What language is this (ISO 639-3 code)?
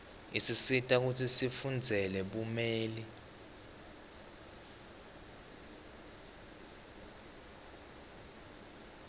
ssw